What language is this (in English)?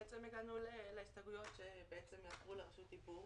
Hebrew